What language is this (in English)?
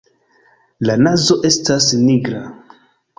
Esperanto